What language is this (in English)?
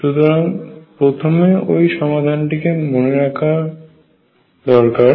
Bangla